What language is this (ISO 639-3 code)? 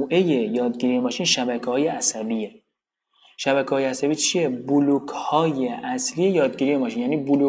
fas